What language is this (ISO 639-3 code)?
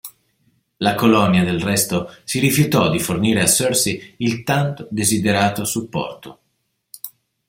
ita